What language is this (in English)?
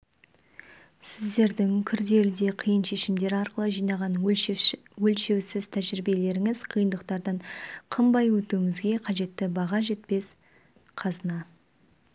Kazakh